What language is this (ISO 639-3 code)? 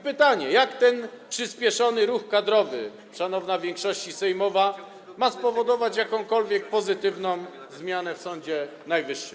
pol